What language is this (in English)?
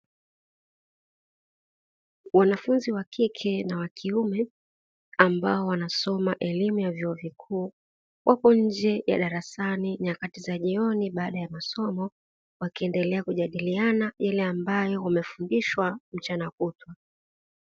Swahili